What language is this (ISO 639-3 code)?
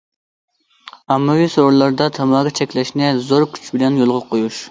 uig